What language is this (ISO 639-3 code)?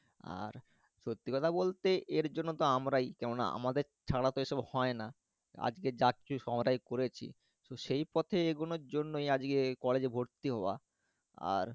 ben